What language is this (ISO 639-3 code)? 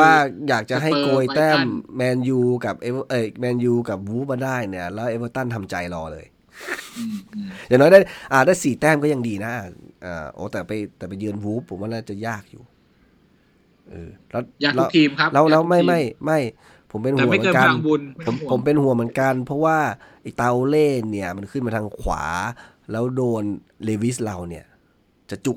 tha